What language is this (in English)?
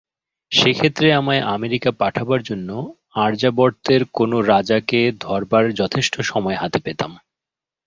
Bangla